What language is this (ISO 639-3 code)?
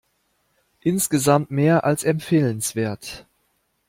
deu